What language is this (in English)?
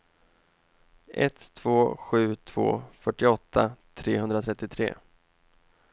Swedish